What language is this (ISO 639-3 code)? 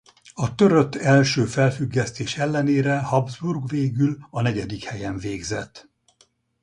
hun